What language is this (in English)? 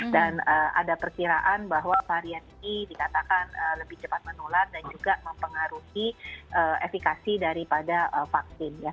Indonesian